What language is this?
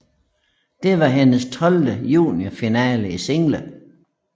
Danish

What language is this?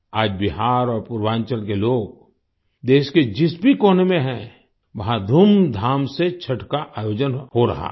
Hindi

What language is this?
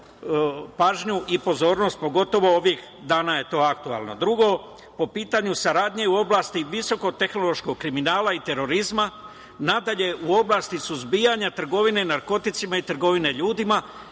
Serbian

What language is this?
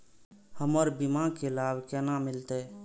Maithili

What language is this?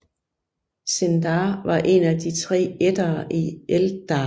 Danish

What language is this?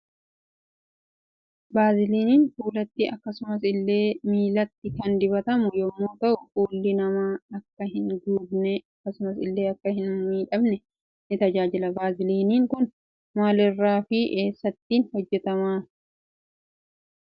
Oromo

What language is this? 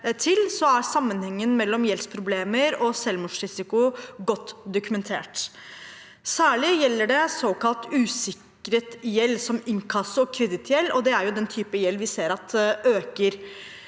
Norwegian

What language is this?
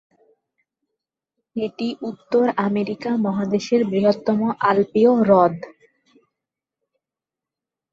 Bangla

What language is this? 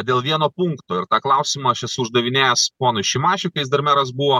Lithuanian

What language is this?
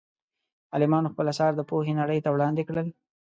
Pashto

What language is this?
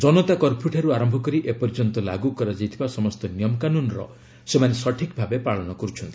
Odia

